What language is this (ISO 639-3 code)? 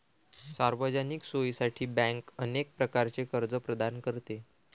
mar